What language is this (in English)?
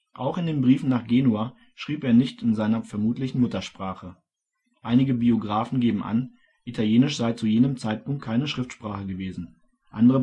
German